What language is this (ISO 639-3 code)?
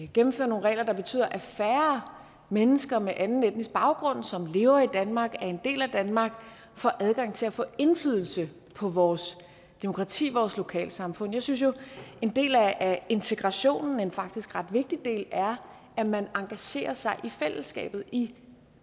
dan